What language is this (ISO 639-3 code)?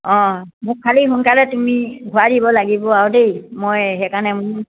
asm